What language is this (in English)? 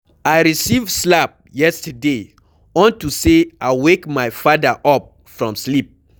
Nigerian Pidgin